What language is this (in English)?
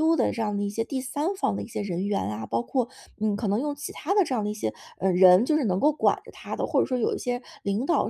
Chinese